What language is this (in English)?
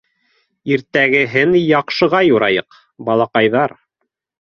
Bashkir